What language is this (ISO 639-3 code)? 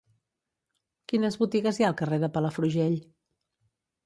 cat